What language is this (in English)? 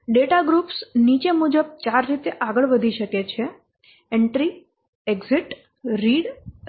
Gujarati